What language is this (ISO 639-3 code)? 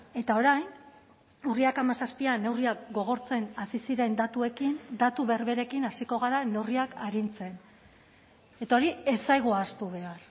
eus